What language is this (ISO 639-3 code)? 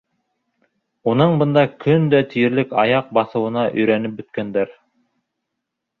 bak